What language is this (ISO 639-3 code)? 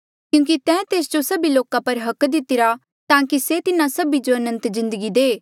mjl